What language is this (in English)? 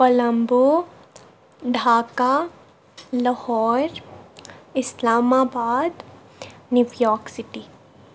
Kashmiri